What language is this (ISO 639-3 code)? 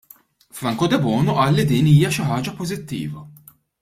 mlt